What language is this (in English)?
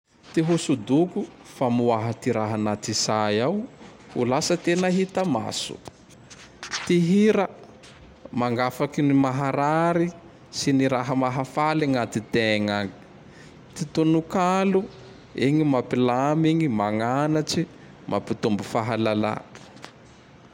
Tandroy-Mahafaly Malagasy